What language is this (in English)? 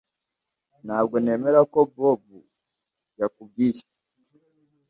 Kinyarwanda